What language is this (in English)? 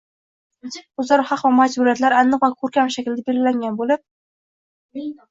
Uzbek